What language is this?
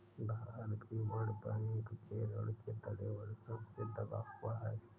Hindi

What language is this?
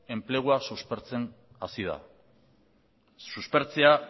Basque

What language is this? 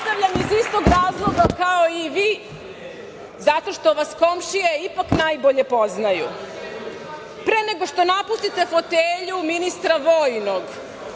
Serbian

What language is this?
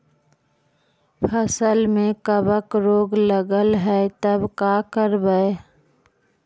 Magahi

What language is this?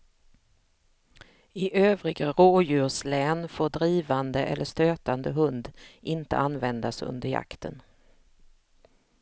Swedish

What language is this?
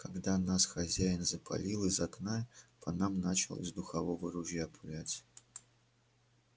Russian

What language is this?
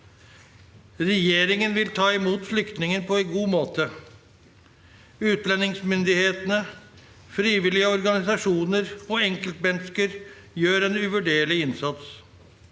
Norwegian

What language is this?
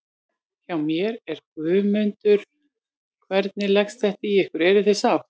Icelandic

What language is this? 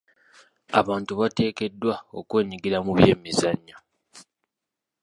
Ganda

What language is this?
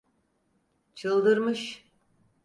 Turkish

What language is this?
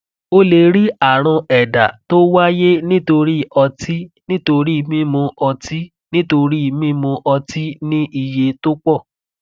Yoruba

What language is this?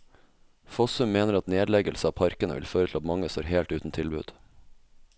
Norwegian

